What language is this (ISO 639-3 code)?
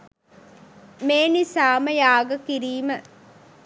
sin